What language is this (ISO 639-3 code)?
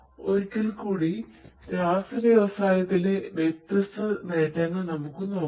mal